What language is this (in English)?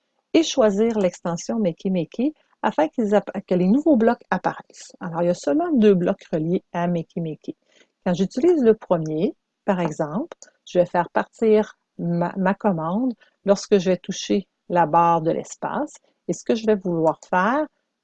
French